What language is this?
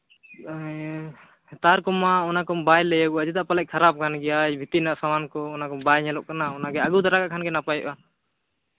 Santali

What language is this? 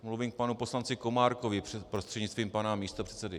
Czech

